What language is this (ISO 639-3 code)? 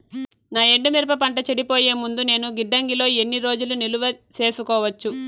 tel